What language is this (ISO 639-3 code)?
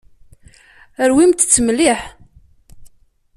kab